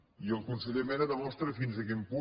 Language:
Catalan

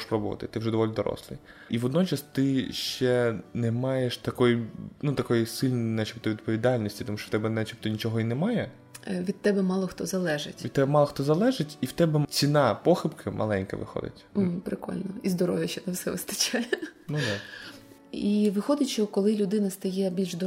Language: Ukrainian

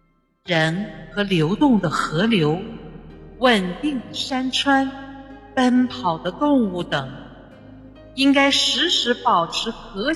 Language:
Chinese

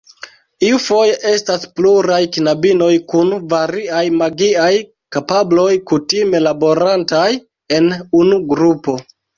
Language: Esperanto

